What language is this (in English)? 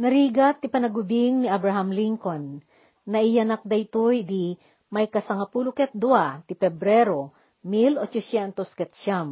Filipino